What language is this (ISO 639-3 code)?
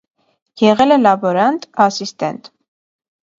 hye